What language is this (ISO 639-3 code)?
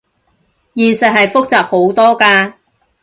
yue